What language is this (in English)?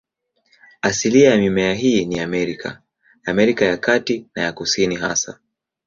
Swahili